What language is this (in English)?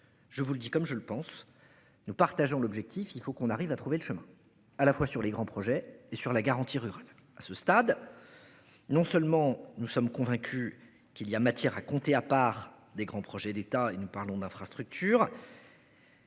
French